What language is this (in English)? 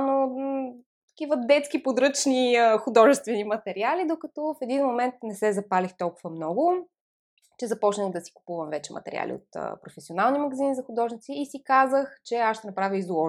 Bulgarian